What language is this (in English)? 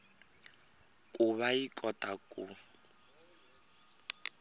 Tsonga